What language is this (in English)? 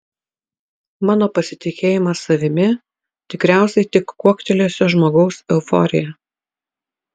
Lithuanian